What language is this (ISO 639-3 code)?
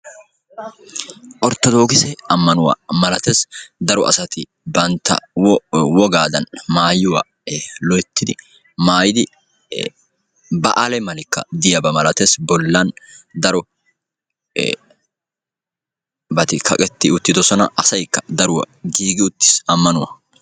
wal